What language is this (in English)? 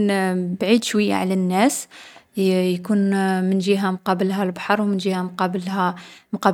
Algerian Arabic